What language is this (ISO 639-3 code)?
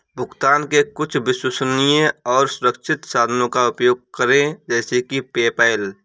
hin